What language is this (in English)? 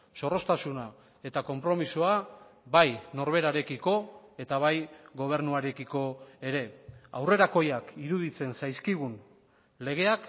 Basque